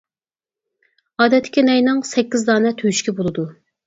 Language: Uyghur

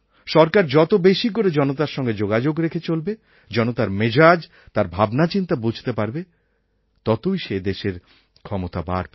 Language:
Bangla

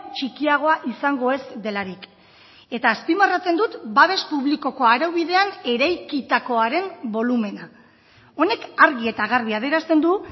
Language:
Basque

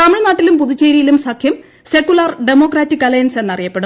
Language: Malayalam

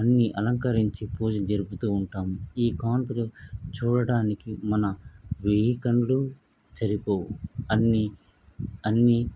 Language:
Telugu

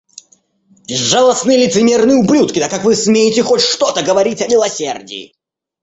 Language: Russian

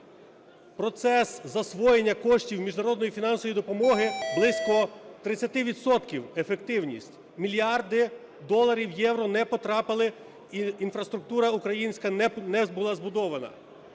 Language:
Ukrainian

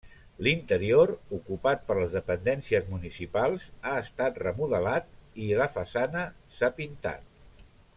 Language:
Catalan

